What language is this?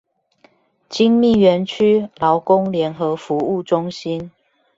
Chinese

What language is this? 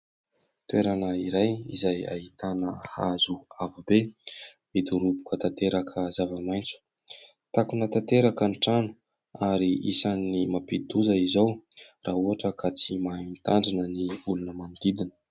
Malagasy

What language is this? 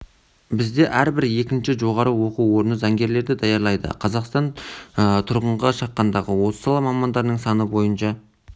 Kazakh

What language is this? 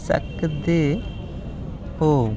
Dogri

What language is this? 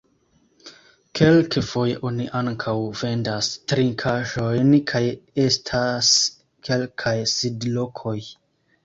Esperanto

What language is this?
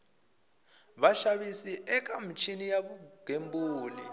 Tsonga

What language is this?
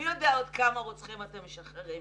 Hebrew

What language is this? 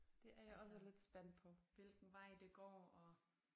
Danish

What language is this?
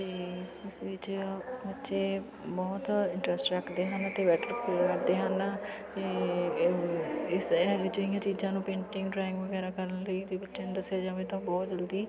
Punjabi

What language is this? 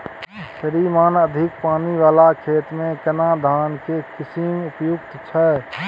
Maithili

